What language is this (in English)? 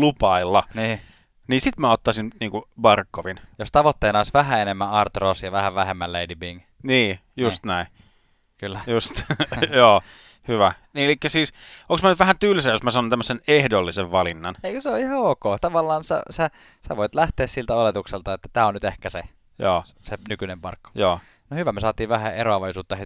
Finnish